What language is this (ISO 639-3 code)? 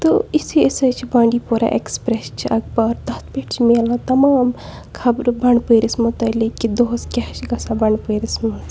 kas